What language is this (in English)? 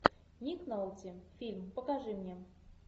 Russian